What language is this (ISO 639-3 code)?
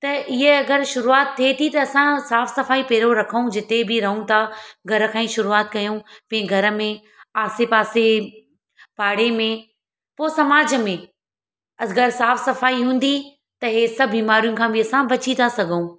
snd